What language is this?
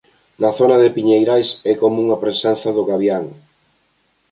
Galician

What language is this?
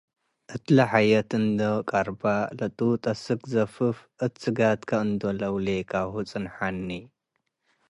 Tigre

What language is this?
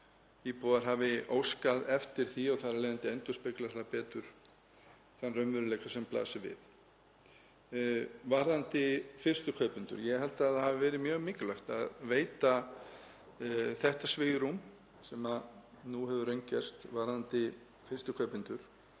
Icelandic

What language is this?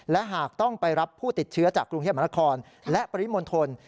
Thai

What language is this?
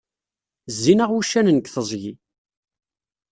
Kabyle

